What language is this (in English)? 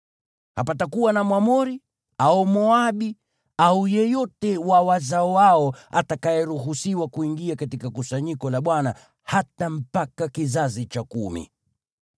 Swahili